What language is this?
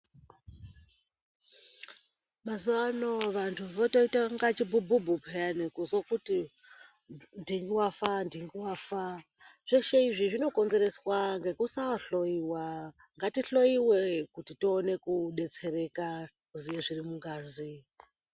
Ndau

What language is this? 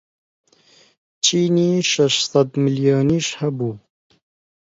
Central Kurdish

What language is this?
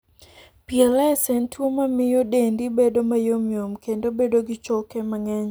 Luo (Kenya and Tanzania)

